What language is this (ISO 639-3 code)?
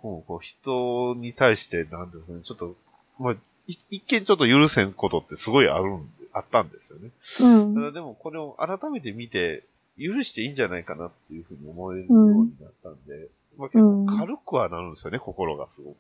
jpn